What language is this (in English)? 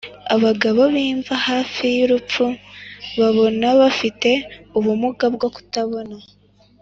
Kinyarwanda